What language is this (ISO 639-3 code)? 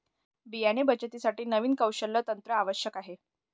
mar